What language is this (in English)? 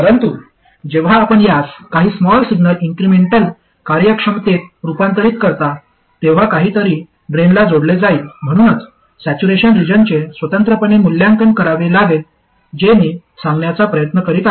Marathi